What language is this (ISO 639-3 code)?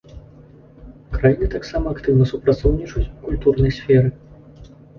bel